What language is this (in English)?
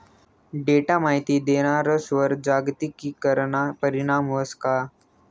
Marathi